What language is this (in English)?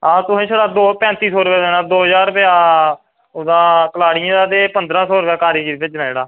Dogri